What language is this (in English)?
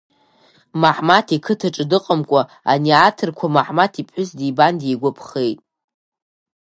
Abkhazian